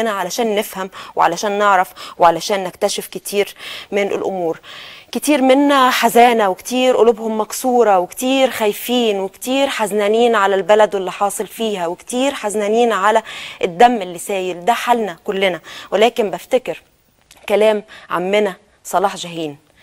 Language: Arabic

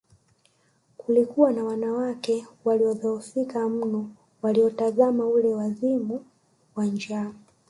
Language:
Swahili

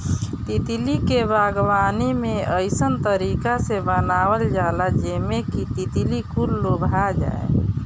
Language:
Bhojpuri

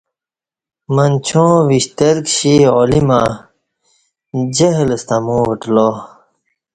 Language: Kati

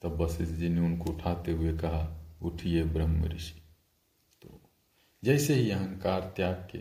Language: Hindi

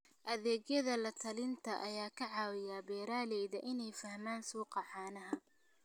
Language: Somali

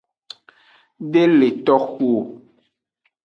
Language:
Aja (Benin)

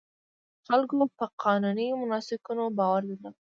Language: Pashto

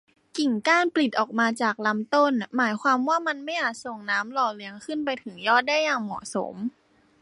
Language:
Thai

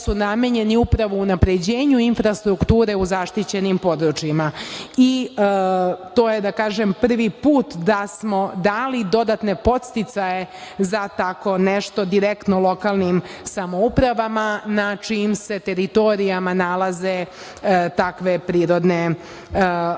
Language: Serbian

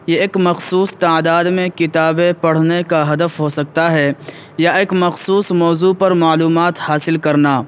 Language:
Urdu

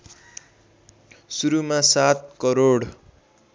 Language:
Nepali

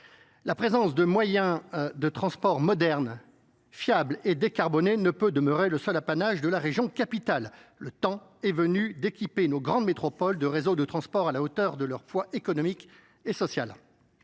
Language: French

